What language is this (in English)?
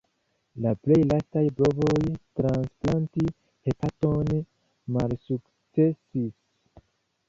Esperanto